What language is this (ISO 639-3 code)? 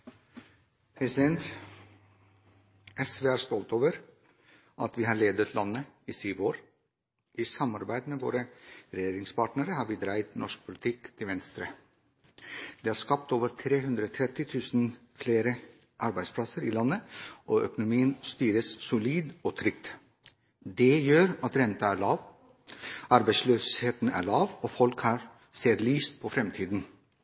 nor